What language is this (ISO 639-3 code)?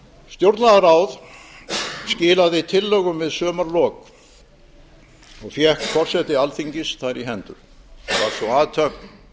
isl